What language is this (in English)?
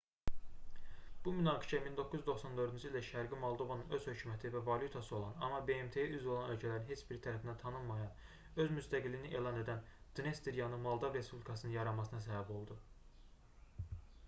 Azerbaijani